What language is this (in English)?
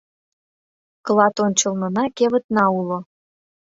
Mari